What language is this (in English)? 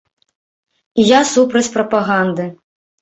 Belarusian